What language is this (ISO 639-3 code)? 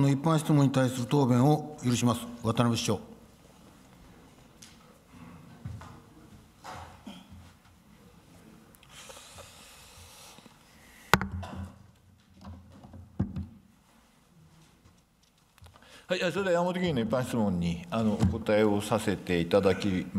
jpn